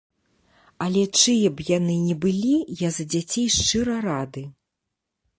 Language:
Belarusian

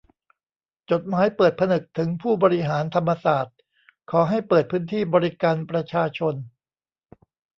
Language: Thai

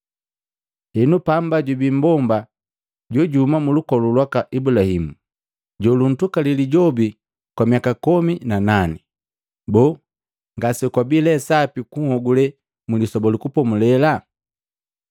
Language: Matengo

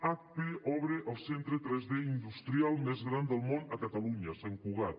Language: Catalan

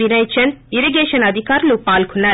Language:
Telugu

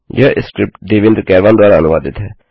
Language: Hindi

